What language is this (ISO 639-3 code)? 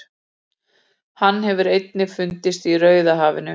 isl